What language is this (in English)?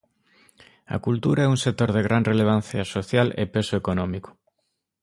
Galician